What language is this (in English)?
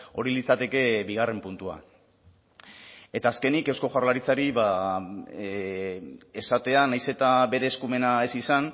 Basque